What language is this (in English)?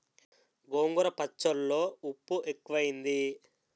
Telugu